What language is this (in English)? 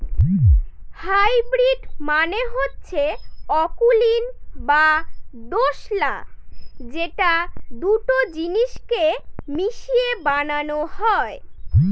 Bangla